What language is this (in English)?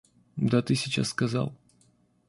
Russian